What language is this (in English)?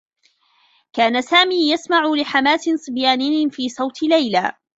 Arabic